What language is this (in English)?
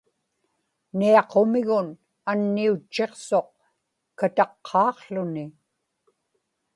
Inupiaq